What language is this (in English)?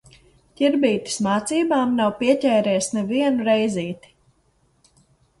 Latvian